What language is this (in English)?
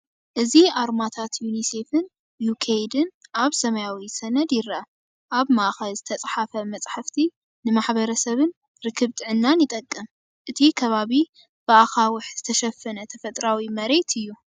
Tigrinya